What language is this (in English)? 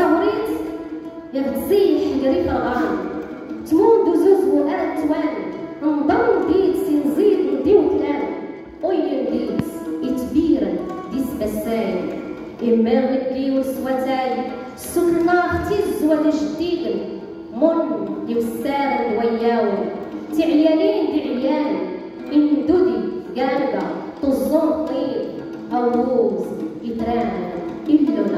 Arabic